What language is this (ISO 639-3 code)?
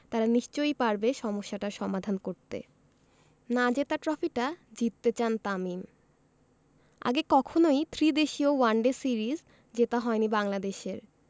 ben